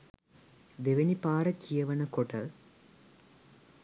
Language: Sinhala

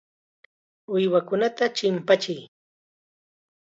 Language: Chiquián Ancash Quechua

